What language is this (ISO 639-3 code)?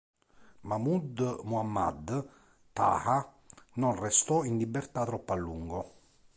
ita